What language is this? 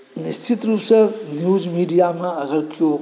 Maithili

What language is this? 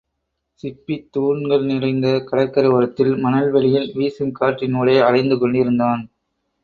Tamil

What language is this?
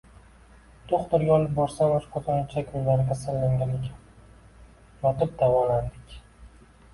Uzbek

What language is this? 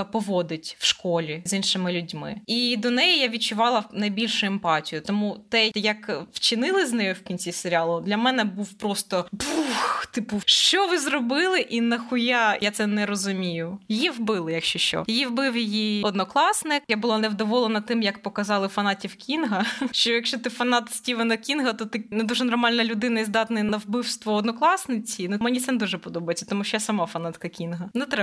Ukrainian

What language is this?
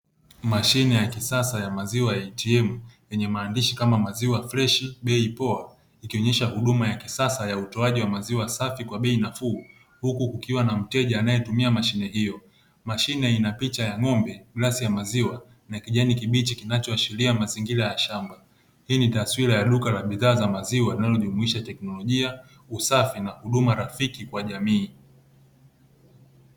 Swahili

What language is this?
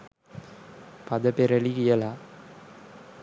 Sinhala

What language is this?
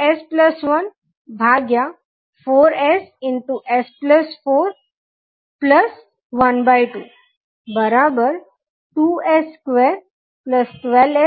Gujarati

